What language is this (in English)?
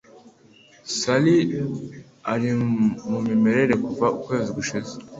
Kinyarwanda